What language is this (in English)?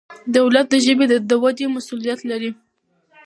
Pashto